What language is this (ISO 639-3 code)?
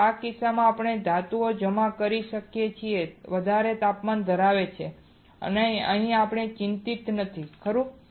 guj